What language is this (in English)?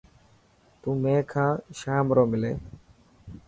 Dhatki